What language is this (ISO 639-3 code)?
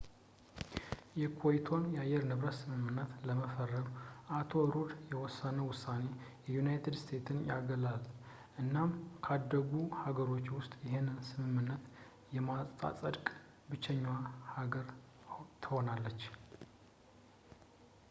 amh